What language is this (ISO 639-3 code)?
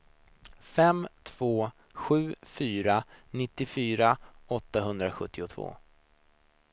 swe